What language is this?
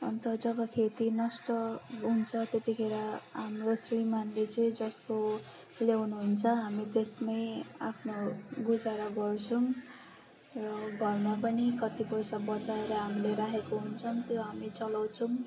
Nepali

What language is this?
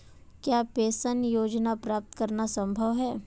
Hindi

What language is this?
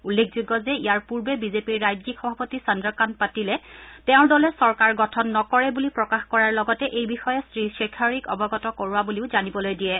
Assamese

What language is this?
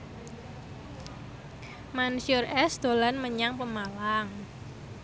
Javanese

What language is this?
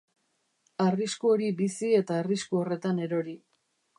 Basque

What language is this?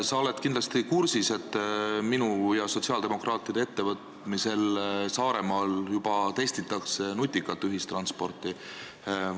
Estonian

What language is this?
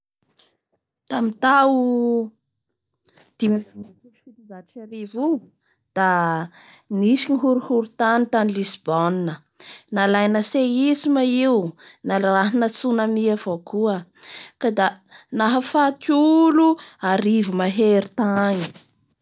Bara Malagasy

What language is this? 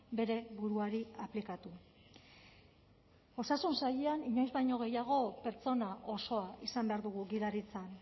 Basque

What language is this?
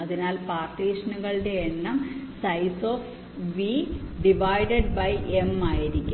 Malayalam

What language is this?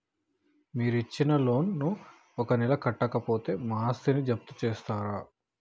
Telugu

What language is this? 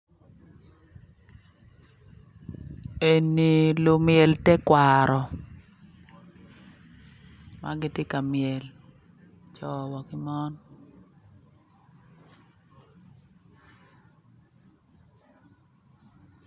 Acoli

